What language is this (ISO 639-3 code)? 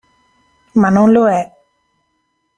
ita